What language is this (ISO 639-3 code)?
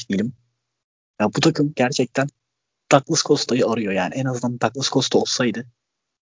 tur